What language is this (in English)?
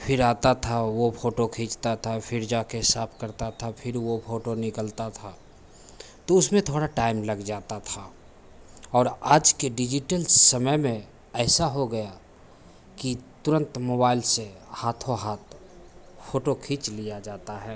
Hindi